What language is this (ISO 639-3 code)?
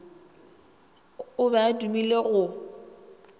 nso